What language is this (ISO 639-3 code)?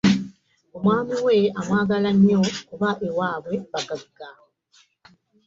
lug